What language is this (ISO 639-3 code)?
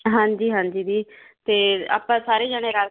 pan